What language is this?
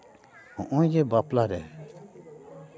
Santali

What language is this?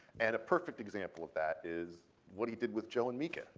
English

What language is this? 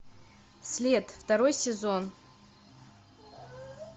Russian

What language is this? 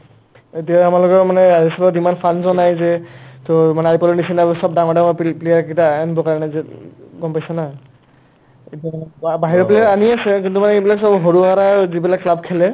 Assamese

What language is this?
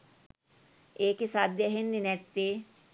Sinhala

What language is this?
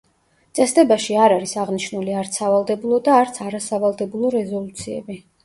Georgian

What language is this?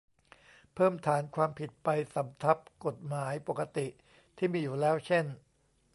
Thai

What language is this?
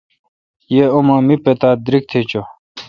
Kalkoti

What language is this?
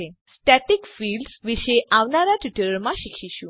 Gujarati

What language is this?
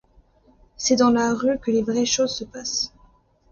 French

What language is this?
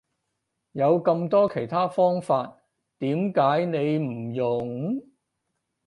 Cantonese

